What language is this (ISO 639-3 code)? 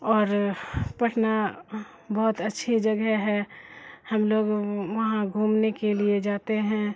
urd